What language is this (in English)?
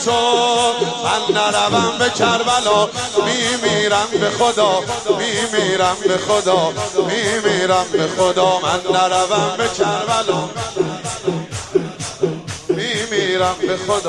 Persian